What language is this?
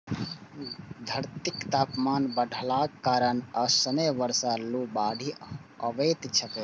Maithili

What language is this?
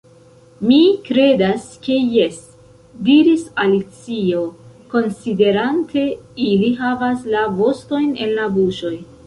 Esperanto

